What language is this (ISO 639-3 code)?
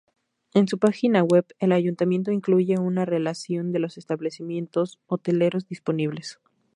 spa